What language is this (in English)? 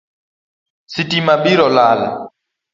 Luo (Kenya and Tanzania)